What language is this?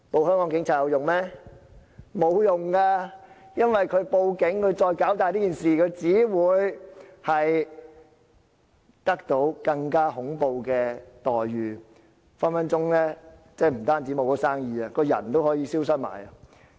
Cantonese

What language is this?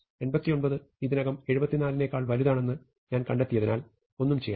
Malayalam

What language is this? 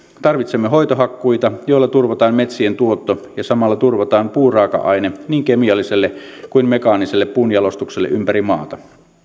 Finnish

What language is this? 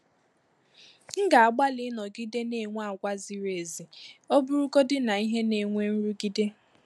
Igbo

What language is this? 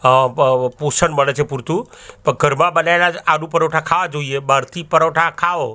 Gujarati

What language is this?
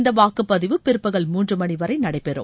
Tamil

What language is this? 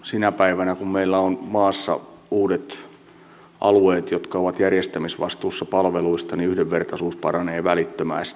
Finnish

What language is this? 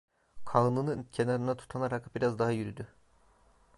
Turkish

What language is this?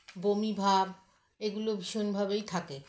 Bangla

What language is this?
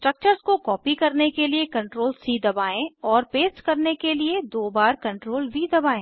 Hindi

